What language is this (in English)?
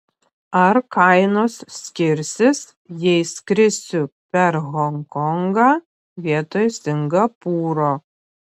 Lithuanian